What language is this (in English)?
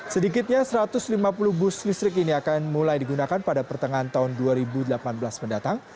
Indonesian